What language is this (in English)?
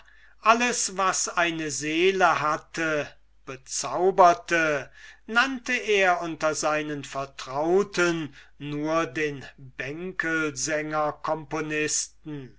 German